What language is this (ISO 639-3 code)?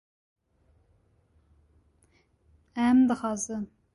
kur